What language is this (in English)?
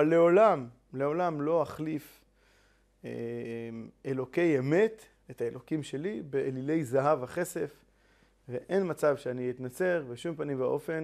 Hebrew